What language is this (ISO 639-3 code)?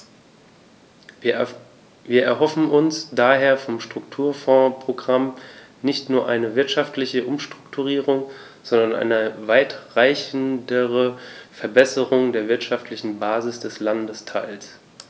deu